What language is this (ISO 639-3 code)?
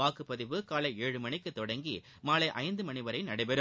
tam